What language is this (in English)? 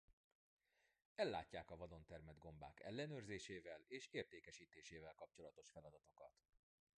Hungarian